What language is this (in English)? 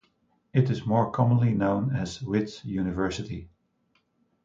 English